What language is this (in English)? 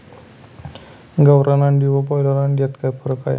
Marathi